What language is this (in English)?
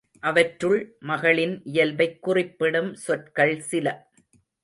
Tamil